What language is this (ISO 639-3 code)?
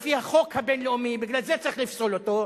heb